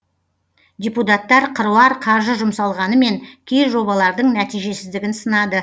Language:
Kazakh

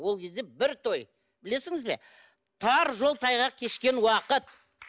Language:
Kazakh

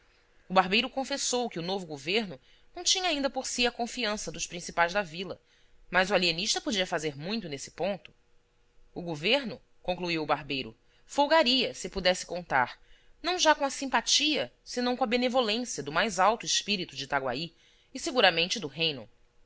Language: Portuguese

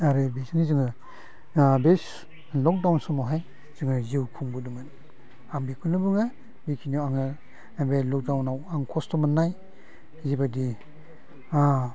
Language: Bodo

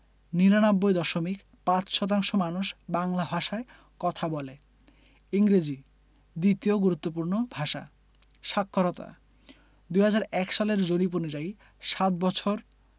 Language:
Bangla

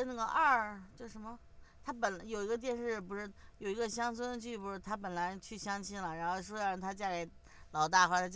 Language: Chinese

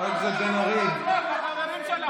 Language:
Hebrew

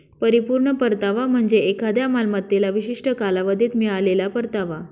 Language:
Marathi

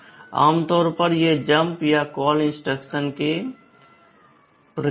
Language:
Hindi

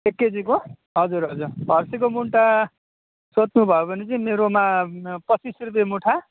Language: Nepali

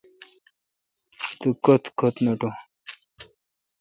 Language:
Kalkoti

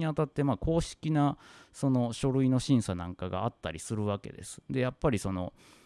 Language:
Japanese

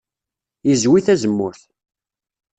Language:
Kabyle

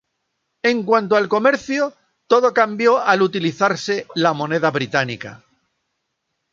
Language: Spanish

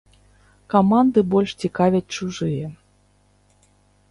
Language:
Belarusian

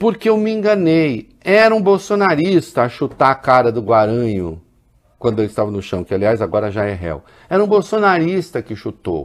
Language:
Portuguese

